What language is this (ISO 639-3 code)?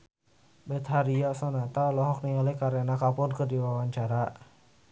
sun